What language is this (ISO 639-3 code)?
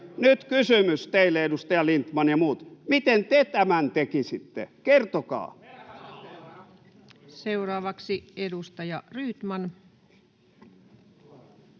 fin